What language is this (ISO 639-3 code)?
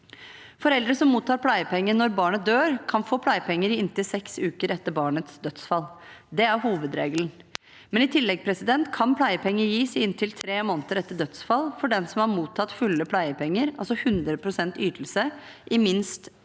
nor